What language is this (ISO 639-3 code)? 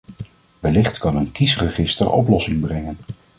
nld